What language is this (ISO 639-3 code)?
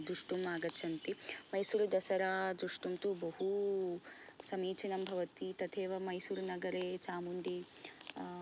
san